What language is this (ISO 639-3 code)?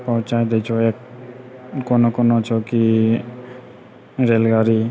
mai